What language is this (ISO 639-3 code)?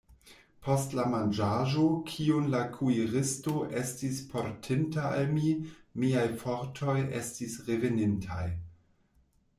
epo